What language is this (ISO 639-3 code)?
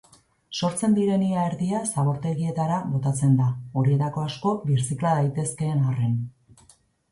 eus